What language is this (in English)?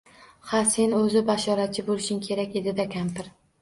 Uzbek